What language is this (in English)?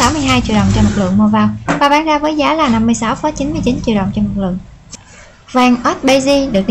Vietnamese